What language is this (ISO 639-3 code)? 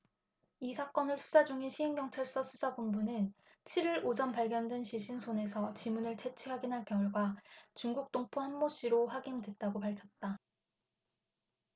kor